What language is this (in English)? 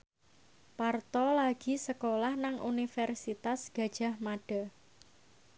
Javanese